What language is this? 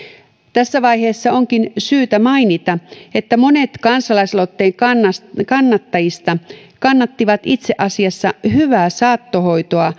Finnish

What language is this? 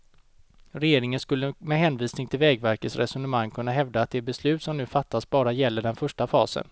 Swedish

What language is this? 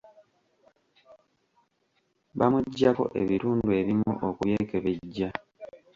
Ganda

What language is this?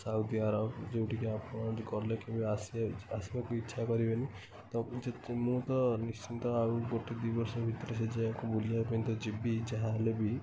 Odia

